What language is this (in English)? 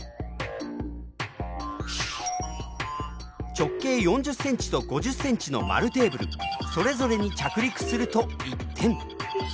Japanese